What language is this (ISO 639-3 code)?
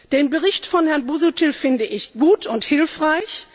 deu